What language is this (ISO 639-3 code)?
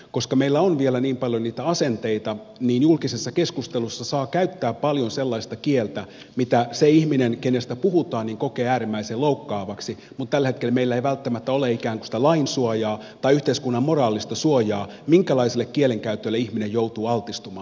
fin